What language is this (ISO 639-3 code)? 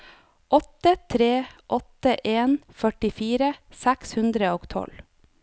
nor